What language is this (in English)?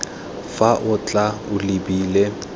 Tswana